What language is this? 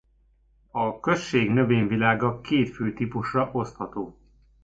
Hungarian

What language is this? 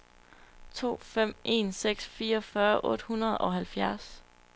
Danish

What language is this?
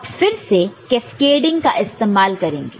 Hindi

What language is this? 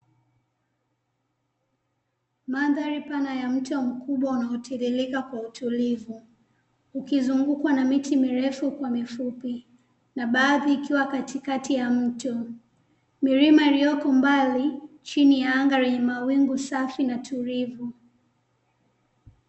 Swahili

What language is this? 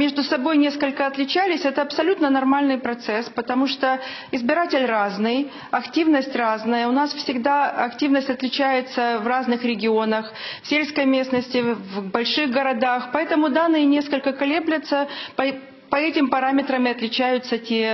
Russian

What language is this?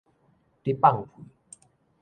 Min Nan Chinese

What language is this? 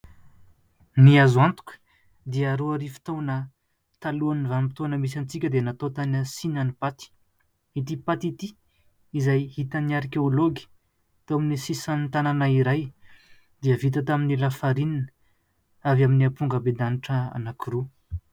Malagasy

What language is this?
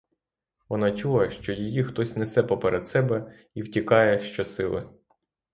Ukrainian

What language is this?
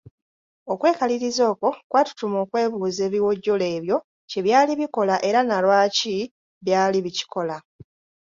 Ganda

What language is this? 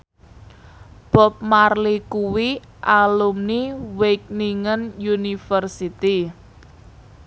Javanese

